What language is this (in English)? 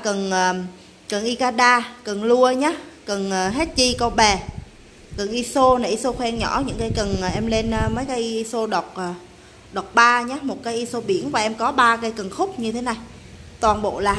Vietnamese